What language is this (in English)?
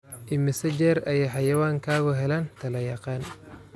Somali